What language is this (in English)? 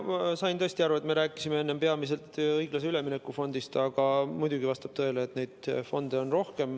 Estonian